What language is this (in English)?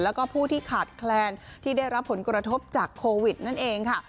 Thai